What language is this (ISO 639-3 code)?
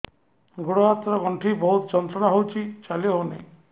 ori